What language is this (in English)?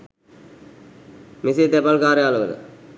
Sinhala